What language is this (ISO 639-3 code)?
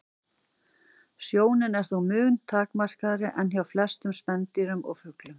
isl